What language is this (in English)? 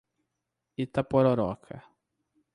Portuguese